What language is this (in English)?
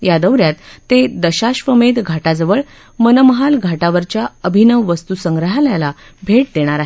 Marathi